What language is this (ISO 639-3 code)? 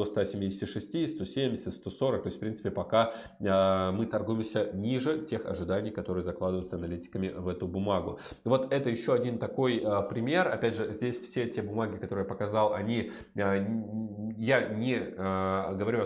rus